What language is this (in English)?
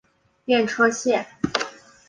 Chinese